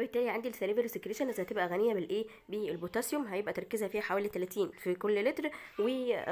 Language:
Arabic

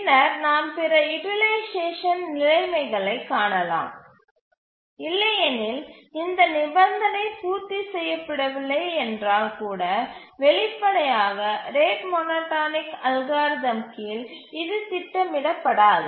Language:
Tamil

